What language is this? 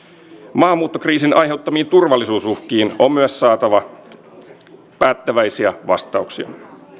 Finnish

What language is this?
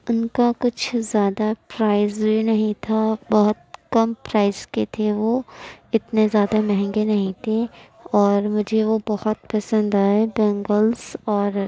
Urdu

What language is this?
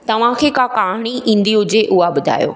Sindhi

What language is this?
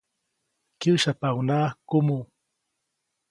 Copainalá Zoque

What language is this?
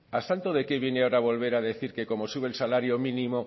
Spanish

